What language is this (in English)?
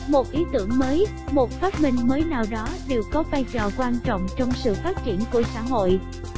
Vietnamese